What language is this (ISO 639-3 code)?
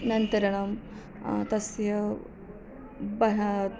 san